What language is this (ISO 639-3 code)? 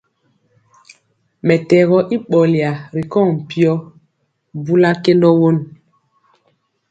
mcx